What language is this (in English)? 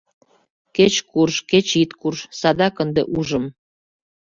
Mari